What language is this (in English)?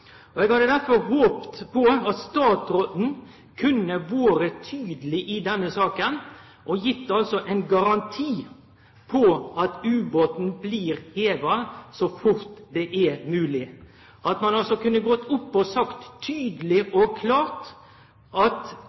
Norwegian Nynorsk